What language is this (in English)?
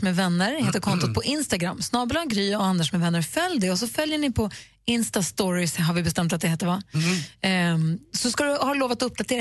Swedish